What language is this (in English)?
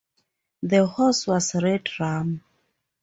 English